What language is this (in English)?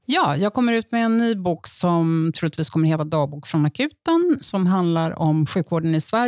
Swedish